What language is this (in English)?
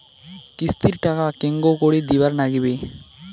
Bangla